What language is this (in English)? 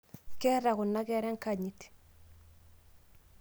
Masai